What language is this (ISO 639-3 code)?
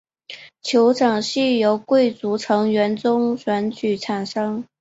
zho